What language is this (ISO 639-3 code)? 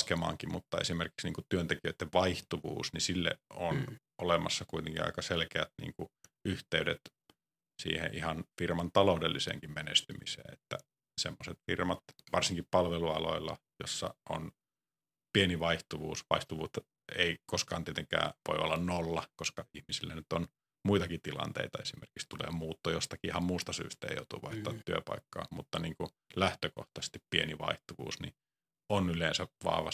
fin